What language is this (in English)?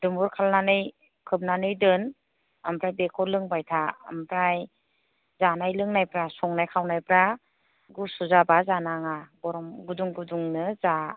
Bodo